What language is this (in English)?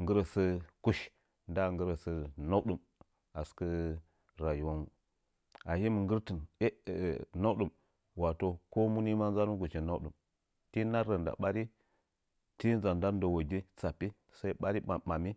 Nzanyi